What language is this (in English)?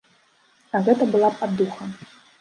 Belarusian